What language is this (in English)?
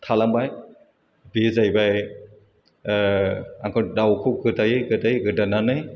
Bodo